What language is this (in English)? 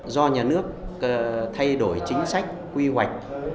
Vietnamese